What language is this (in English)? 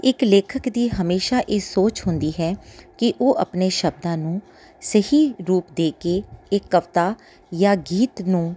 Punjabi